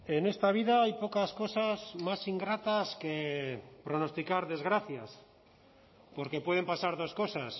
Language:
Spanish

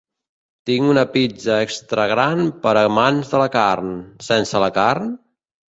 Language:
Catalan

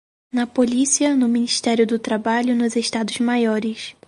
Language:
Portuguese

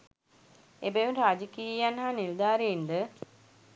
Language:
Sinhala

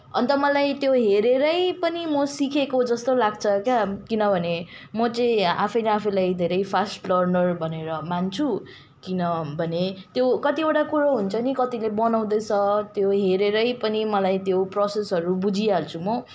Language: Nepali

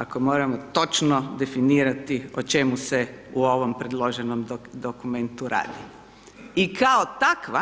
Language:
Croatian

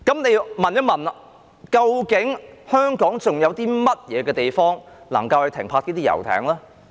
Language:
Cantonese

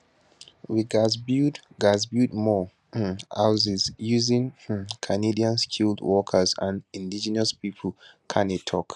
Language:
Nigerian Pidgin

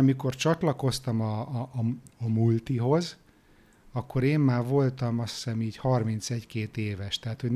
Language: Hungarian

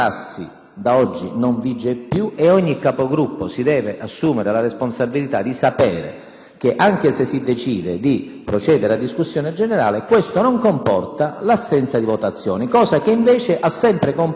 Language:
Italian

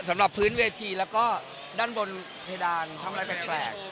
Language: Thai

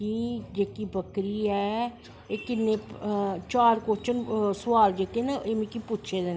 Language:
Dogri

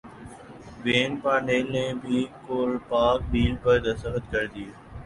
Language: Urdu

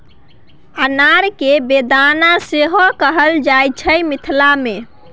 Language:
Maithili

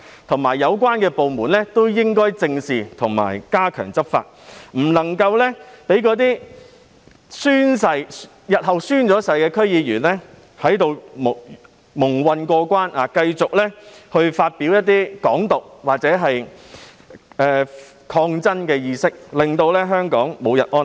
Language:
Cantonese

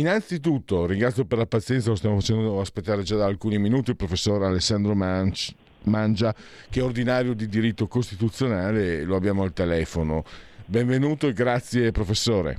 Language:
Italian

